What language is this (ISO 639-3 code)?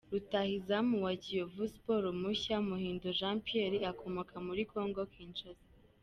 kin